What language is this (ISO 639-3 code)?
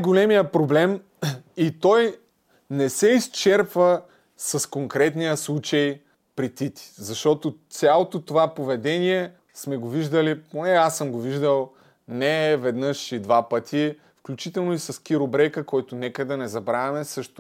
bul